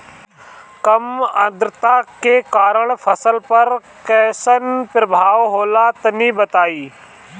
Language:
Bhojpuri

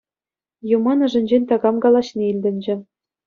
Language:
Chuvash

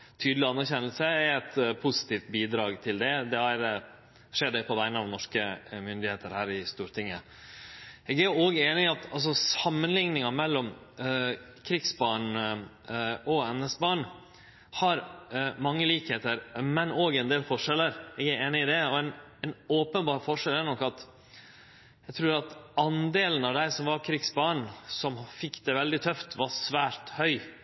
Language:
Norwegian Nynorsk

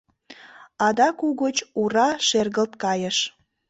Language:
Mari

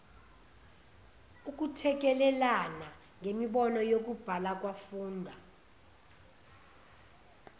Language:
Zulu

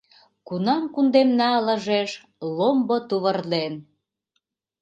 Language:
Mari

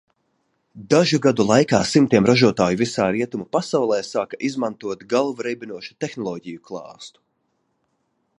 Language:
Latvian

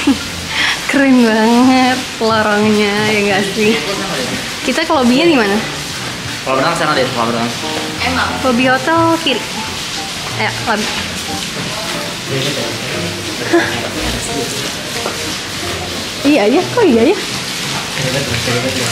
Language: Indonesian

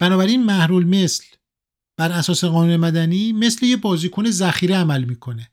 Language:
Persian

